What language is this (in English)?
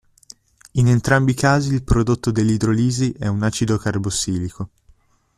Italian